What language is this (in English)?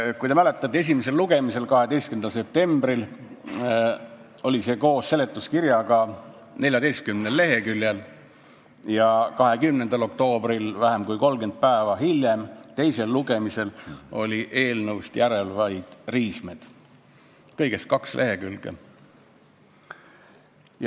Estonian